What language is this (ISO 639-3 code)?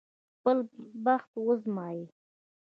pus